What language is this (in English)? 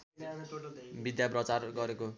Nepali